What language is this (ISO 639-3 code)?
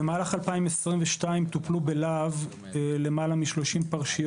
heb